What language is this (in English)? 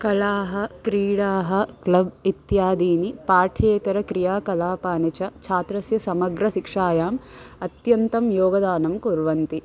Sanskrit